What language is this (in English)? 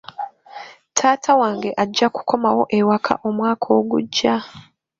Ganda